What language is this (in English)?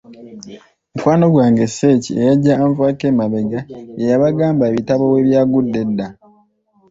Ganda